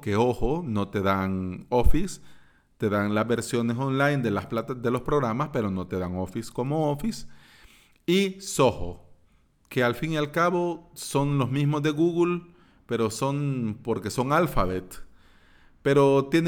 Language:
Spanish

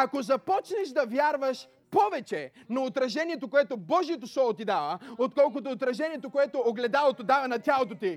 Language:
Bulgarian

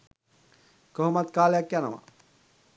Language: Sinhala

